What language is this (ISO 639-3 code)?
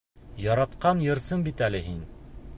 bak